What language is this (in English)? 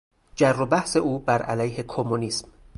Persian